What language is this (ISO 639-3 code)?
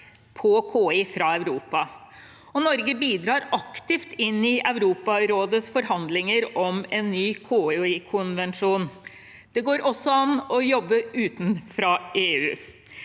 nor